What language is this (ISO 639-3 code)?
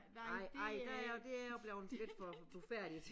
dan